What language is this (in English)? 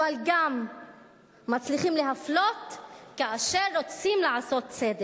Hebrew